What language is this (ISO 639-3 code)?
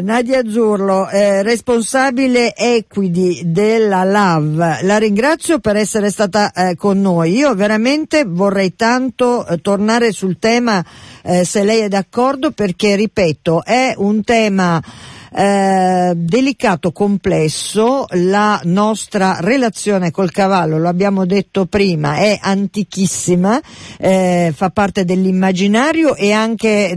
ita